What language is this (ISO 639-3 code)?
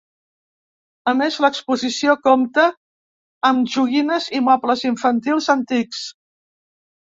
cat